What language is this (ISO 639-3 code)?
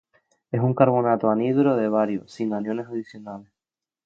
spa